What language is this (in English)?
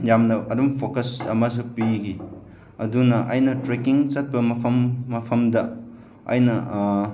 Manipuri